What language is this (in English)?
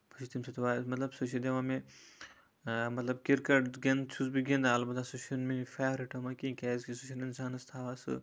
Kashmiri